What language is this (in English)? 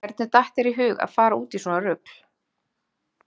Icelandic